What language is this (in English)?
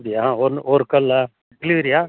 Tamil